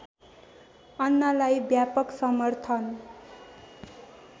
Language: Nepali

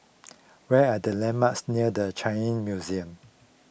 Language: English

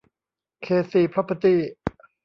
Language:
Thai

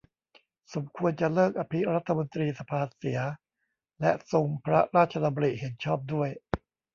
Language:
Thai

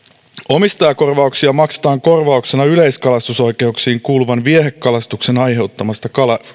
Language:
Finnish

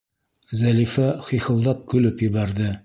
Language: Bashkir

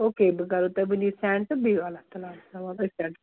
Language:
Kashmiri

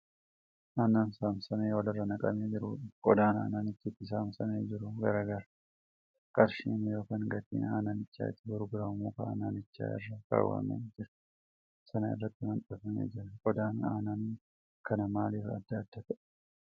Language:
Oromo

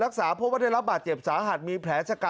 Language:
Thai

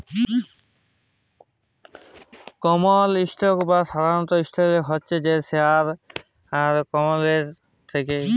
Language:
Bangla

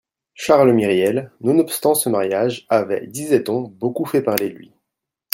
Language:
French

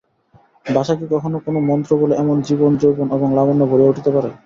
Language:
Bangla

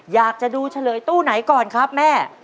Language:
Thai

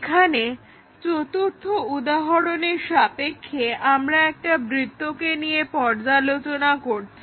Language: Bangla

